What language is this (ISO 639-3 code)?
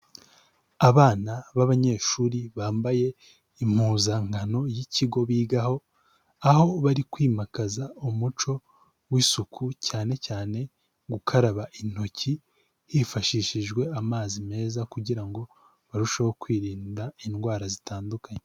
kin